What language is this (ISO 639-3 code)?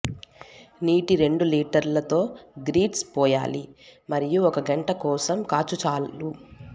tel